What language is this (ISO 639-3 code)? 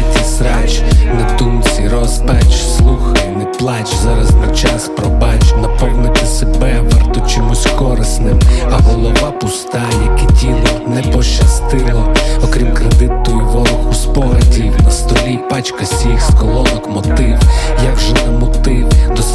ukr